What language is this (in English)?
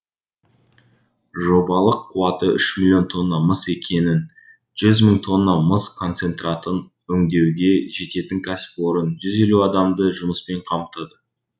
Kazakh